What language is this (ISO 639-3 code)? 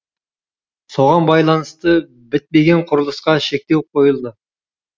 kaz